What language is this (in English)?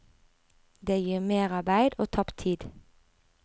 Norwegian